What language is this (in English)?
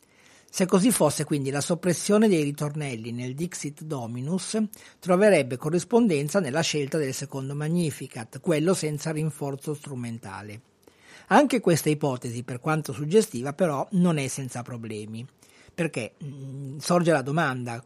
Italian